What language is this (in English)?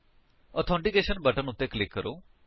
Punjabi